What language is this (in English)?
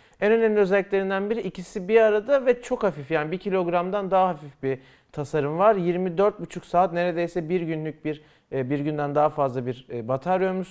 Turkish